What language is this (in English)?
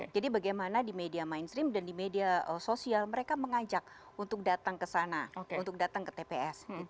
Indonesian